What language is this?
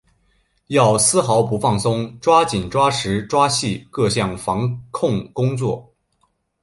Chinese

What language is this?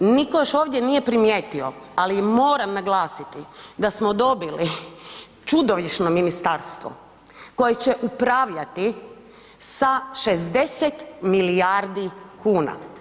Croatian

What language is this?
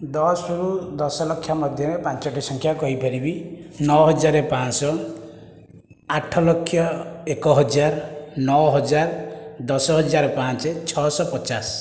Odia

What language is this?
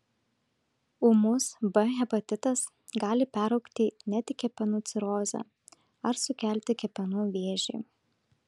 Lithuanian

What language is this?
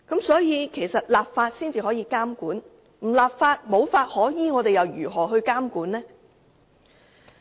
Cantonese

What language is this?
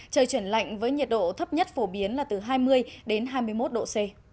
Vietnamese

